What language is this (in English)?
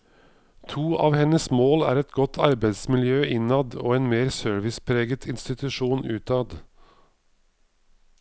Norwegian